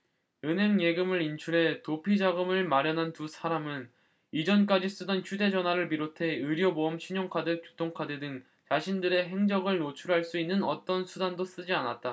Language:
Korean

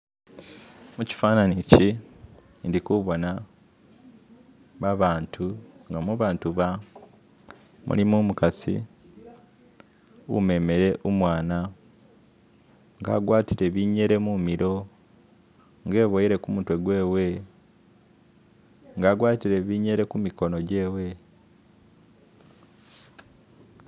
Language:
Masaaba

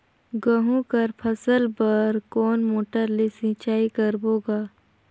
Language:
Chhattisgarhi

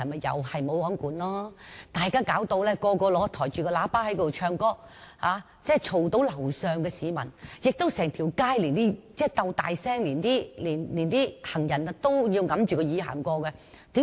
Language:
Cantonese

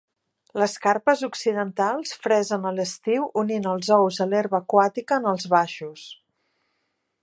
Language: Catalan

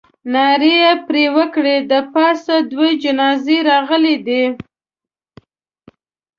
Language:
Pashto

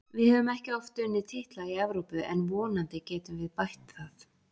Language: Icelandic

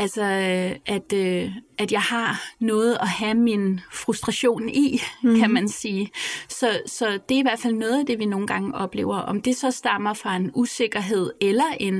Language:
Danish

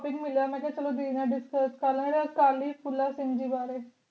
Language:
Punjabi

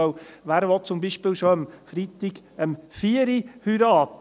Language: Swiss German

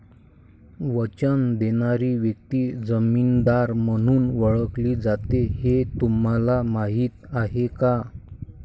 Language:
Marathi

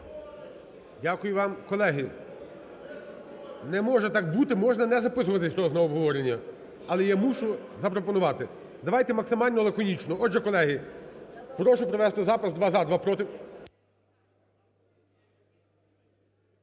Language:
Ukrainian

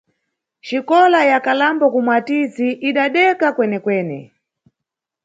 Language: Nyungwe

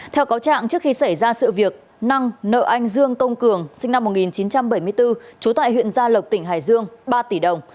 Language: Vietnamese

